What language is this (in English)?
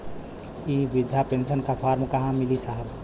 Bhojpuri